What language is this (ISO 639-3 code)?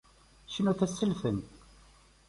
kab